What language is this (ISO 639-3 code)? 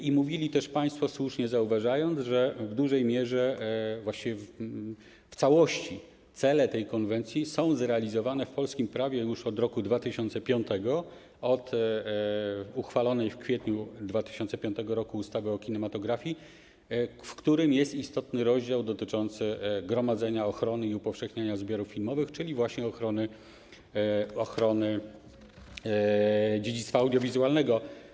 pol